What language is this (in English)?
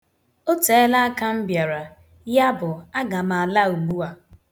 Igbo